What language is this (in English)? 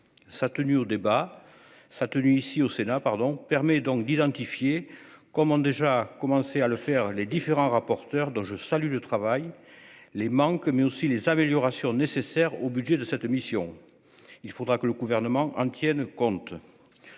French